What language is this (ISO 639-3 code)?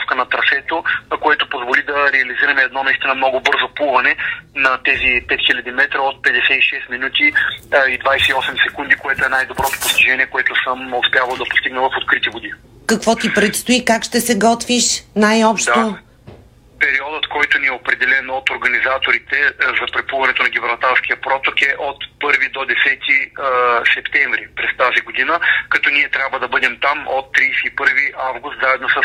bul